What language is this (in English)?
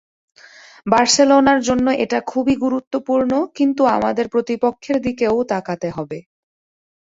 Bangla